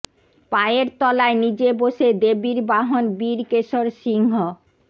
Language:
Bangla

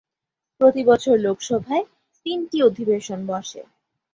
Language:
Bangla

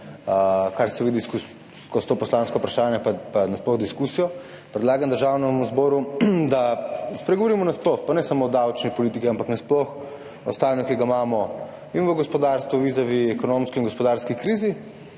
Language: Slovenian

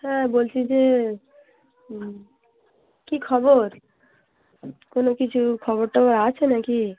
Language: Bangla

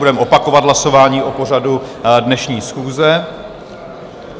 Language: Czech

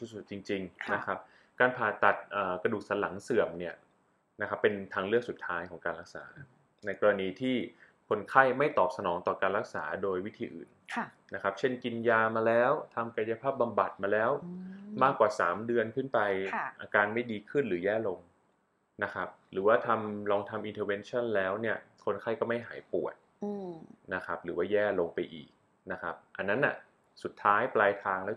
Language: Thai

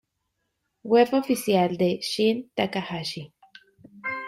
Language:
Spanish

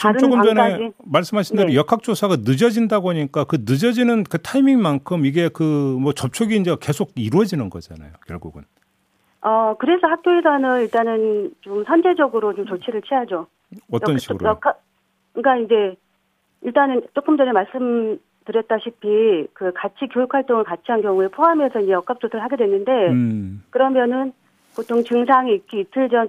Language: Korean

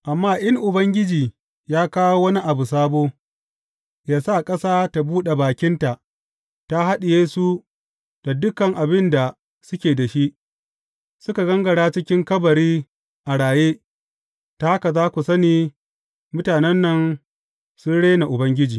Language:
Hausa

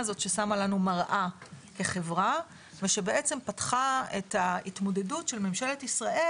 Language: Hebrew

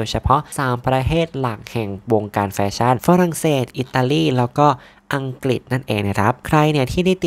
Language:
Thai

